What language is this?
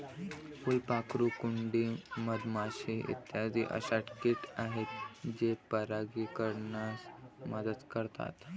Marathi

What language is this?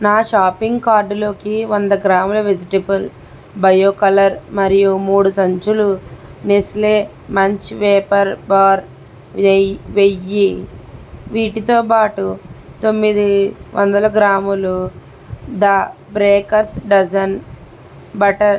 Telugu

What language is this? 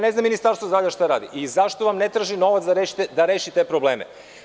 Serbian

